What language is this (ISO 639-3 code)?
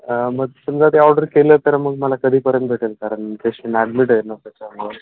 mar